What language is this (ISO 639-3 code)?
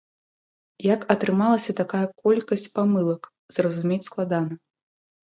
bel